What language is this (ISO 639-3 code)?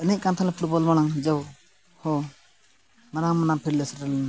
sat